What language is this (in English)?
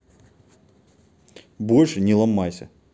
Russian